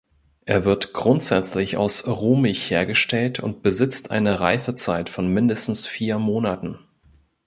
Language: German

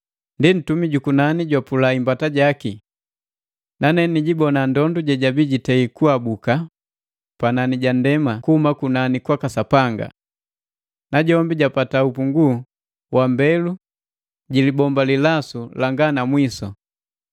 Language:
Matengo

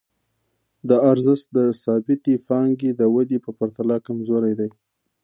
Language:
Pashto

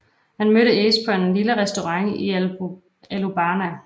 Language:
Danish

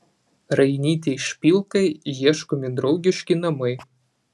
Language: Lithuanian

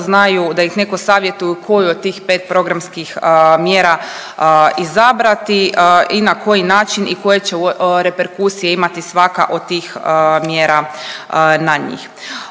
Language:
Croatian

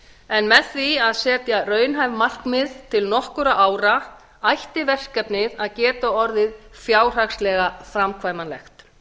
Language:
Icelandic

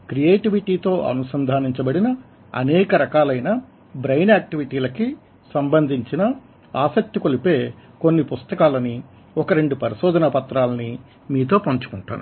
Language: Telugu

